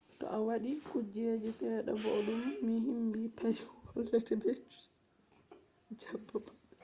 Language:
Fula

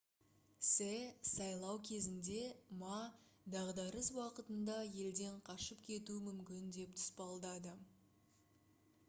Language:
Kazakh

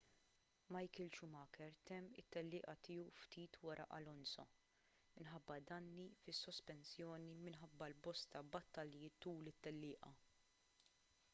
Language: Maltese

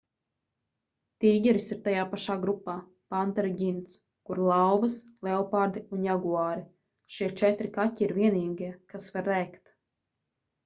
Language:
Latvian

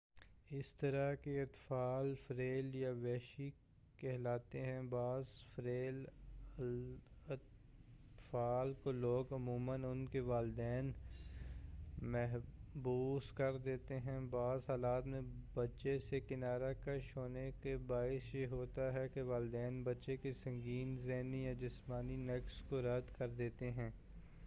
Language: Urdu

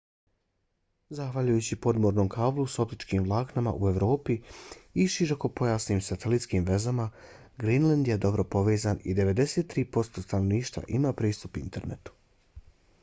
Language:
Bosnian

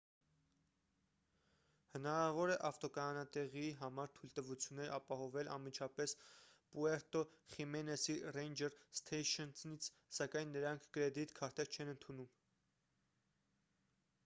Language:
Armenian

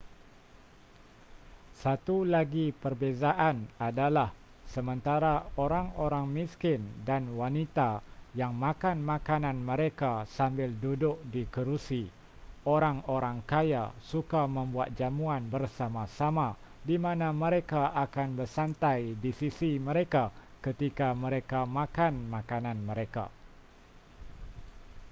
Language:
Malay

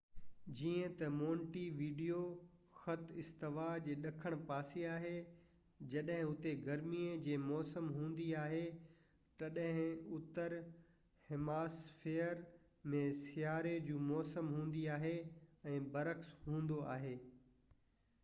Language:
Sindhi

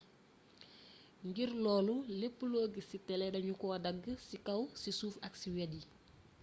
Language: Wolof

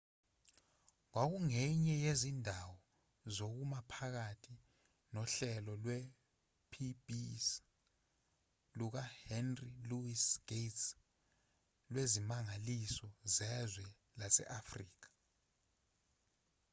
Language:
Zulu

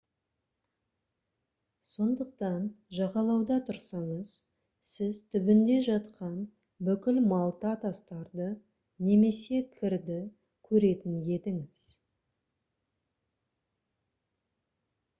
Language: Kazakh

